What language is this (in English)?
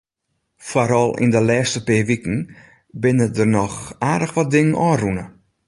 Western Frisian